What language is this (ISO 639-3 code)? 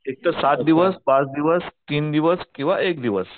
mar